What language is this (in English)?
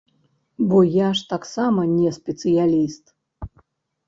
Belarusian